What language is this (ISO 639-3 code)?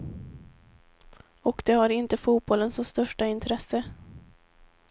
swe